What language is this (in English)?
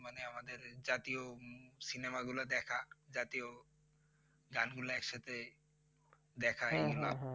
Bangla